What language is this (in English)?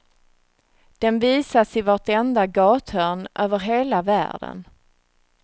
Swedish